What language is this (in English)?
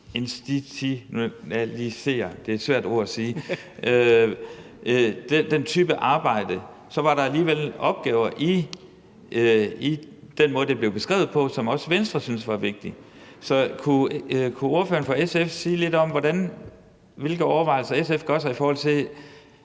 Danish